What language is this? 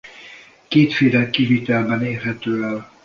Hungarian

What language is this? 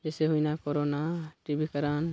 Santali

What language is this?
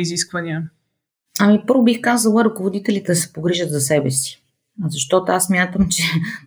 Bulgarian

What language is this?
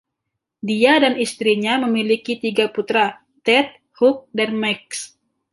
Indonesian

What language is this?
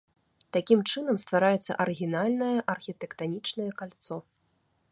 Belarusian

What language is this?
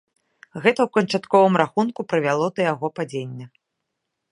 Belarusian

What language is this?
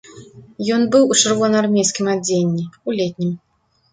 Belarusian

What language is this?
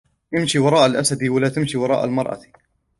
Arabic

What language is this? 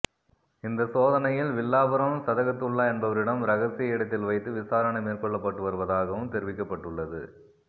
Tamil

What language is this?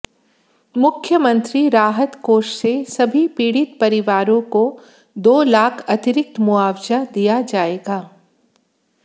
Hindi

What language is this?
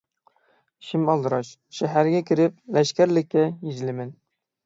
Uyghur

